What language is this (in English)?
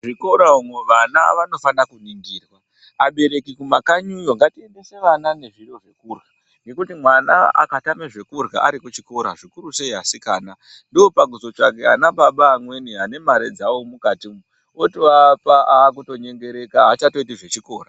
Ndau